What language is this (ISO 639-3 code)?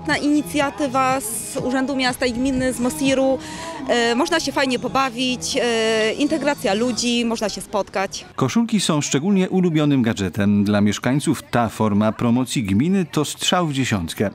pol